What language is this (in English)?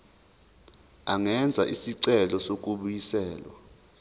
Zulu